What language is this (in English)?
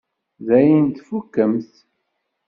Kabyle